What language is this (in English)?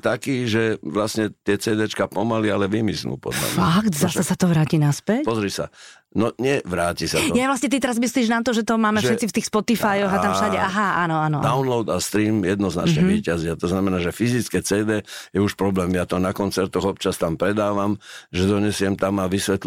Slovak